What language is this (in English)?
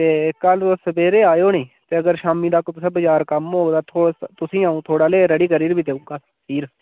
Dogri